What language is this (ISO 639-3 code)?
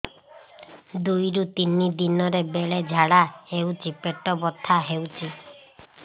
ori